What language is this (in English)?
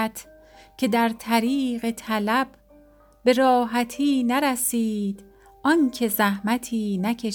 Persian